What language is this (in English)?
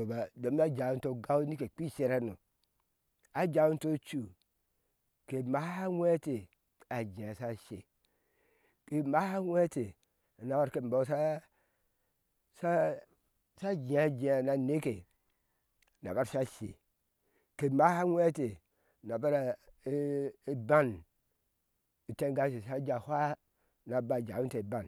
Ashe